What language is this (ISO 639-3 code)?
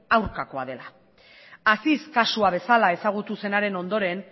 eus